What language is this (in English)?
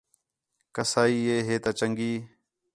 Khetrani